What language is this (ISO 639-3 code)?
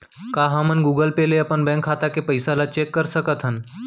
hne